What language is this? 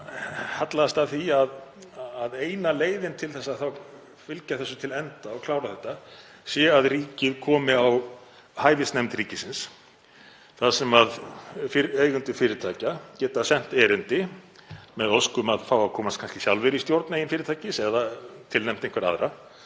Icelandic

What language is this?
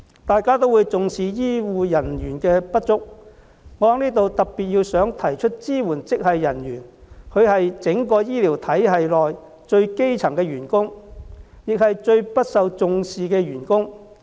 Cantonese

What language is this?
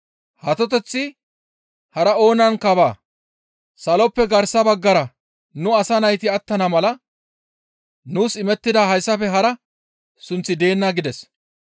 Gamo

